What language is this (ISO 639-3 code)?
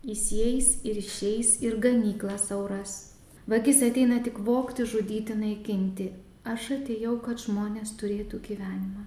lit